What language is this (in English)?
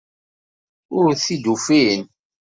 Kabyle